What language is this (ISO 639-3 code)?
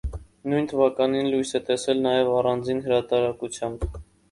hye